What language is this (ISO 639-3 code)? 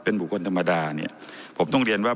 tha